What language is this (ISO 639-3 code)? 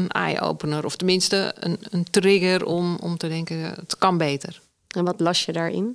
nld